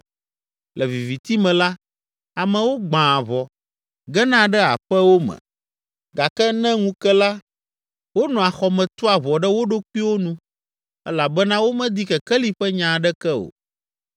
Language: Ewe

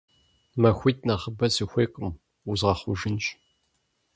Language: Kabardian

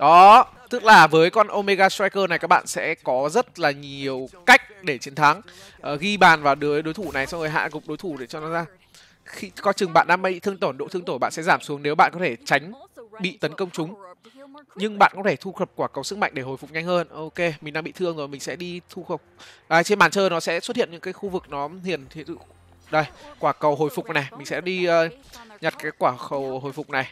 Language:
Vietnamese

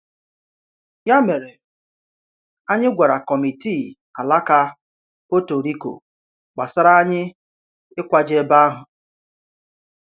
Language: Igbo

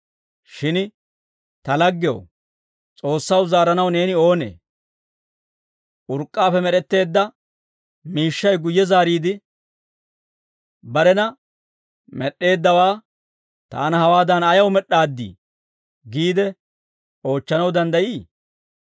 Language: Dawro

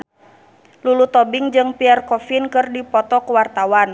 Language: Sundanese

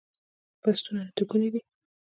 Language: Pashto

